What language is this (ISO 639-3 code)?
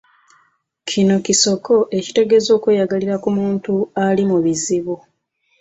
lug